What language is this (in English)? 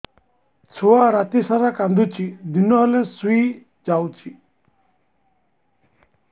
Odia